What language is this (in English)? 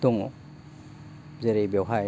Bodo